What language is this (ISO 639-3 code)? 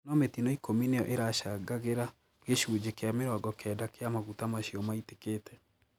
kik